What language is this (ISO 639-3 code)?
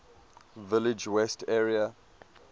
eng